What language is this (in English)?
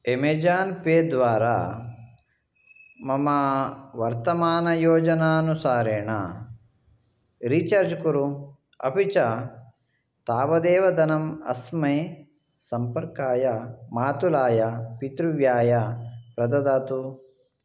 Sanskrit